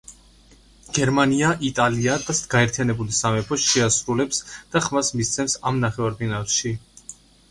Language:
Georgian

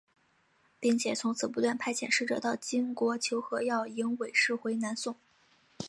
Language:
Chinese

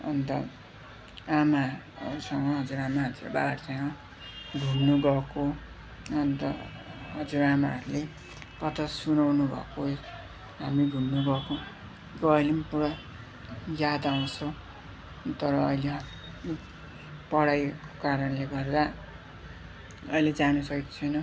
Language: Nepali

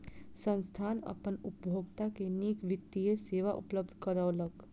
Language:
Maithili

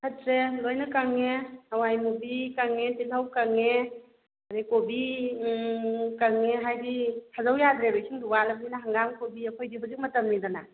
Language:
Manipuri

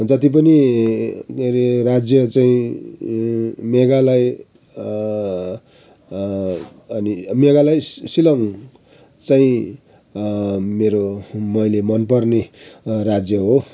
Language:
Nepali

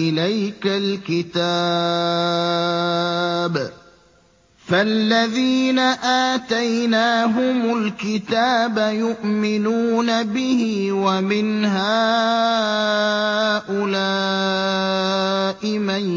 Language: Arabic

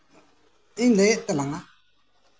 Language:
Santali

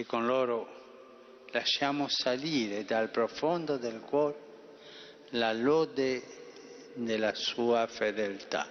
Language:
Italian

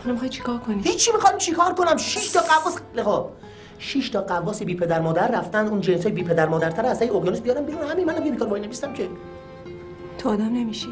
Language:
Persian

